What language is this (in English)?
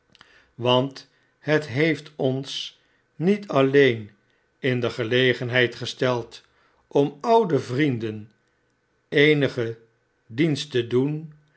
Dutch